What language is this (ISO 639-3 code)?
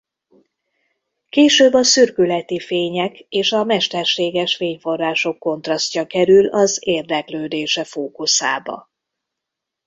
hun